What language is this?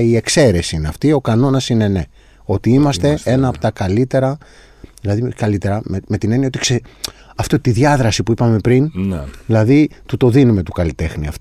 Greek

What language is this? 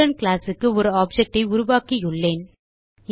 Tamil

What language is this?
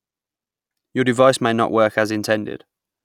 English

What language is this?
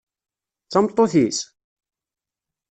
Kabyle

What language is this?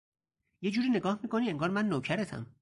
Persian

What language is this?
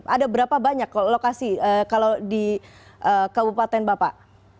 Indonesian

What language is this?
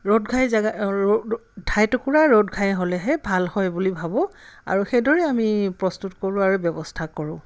Assamese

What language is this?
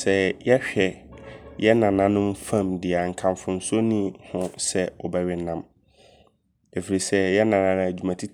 Abron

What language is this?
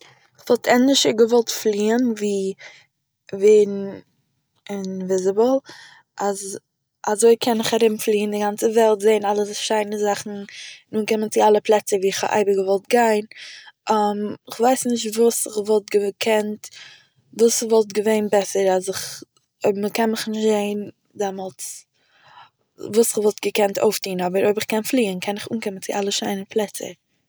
Yiddish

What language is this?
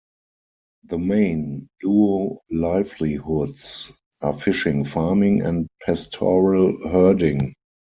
English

